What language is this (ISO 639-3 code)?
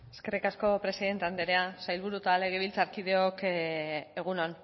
eus